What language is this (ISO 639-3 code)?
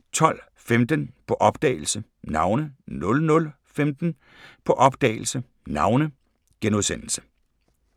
dan